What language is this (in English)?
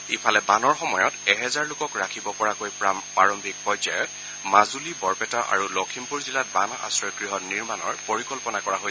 Assamese